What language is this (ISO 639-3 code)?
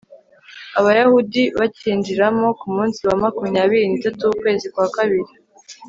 kin